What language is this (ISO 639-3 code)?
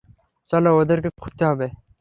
ben